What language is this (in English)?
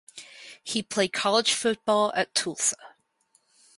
English